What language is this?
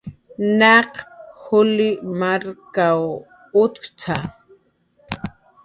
Jaqaru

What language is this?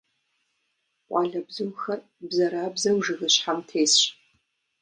Kabardian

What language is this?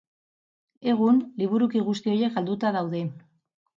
Basque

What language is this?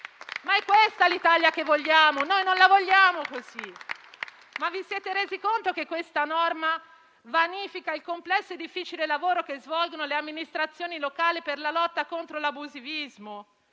Italian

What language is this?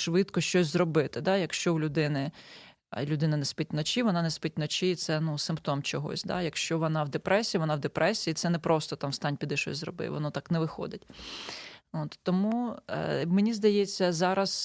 Ukrainian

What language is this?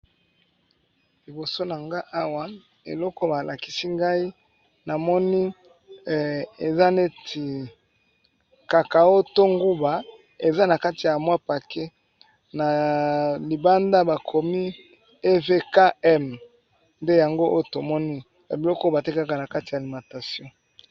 Lingala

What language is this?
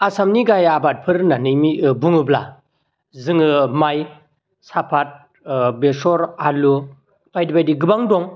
Bodo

